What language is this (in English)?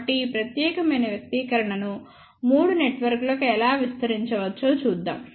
Telugu